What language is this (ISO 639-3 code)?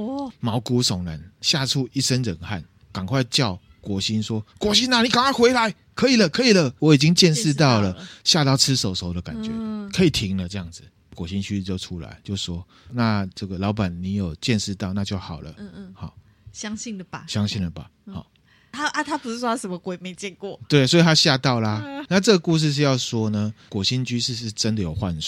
zho